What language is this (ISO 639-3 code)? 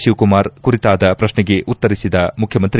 kan